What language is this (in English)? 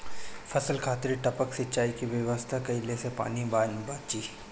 Bhojpuri